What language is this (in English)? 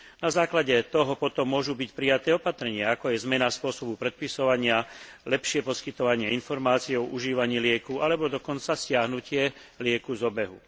Slovak